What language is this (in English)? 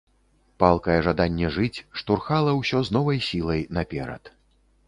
Belarusian